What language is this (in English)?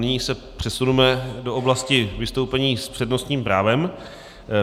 Czech